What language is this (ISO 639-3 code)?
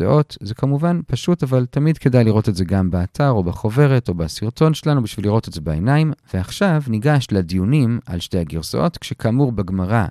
heb